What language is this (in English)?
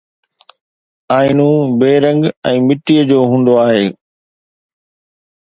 Sindhi